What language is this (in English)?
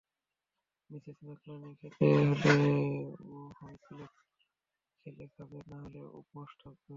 Bangla